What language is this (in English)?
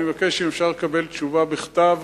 Hebrew